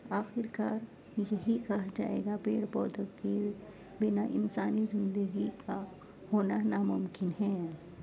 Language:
Urdu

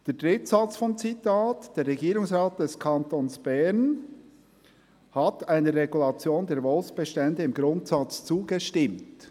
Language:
Swiss German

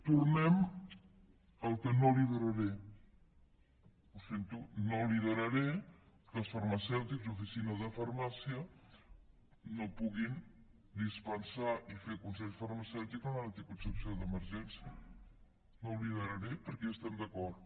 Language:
Catalan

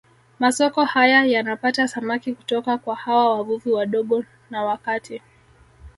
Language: Swahili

